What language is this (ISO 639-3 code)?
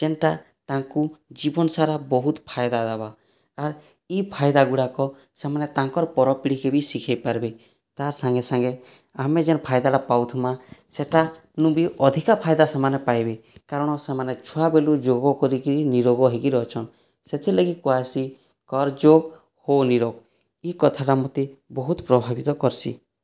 ori